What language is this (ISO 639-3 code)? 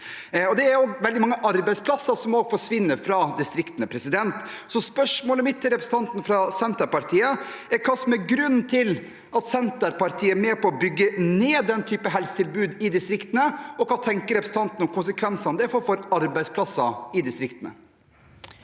nor